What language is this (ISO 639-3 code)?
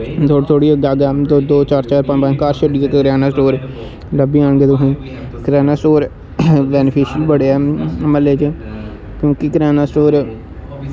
doi